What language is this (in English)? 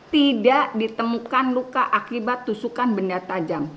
Indonesian